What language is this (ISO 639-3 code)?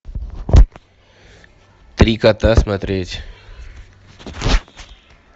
rus